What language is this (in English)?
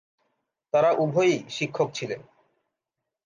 Bangla